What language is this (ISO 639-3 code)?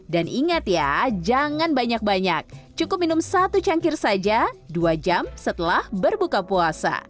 ind